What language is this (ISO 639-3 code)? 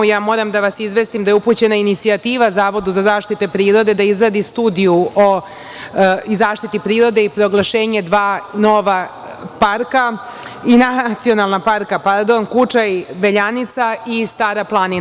srp